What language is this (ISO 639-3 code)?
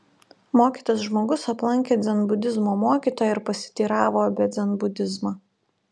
lit